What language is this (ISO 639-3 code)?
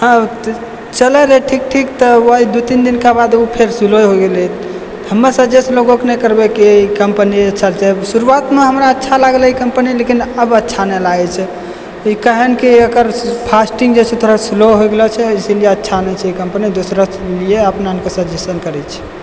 mai